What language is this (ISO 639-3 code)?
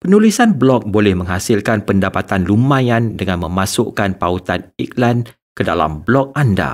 msa